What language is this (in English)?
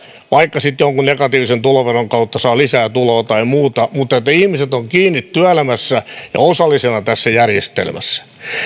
Finnish